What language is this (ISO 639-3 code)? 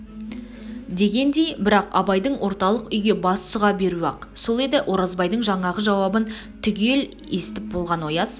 kaz